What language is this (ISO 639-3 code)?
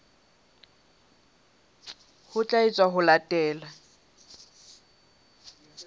sot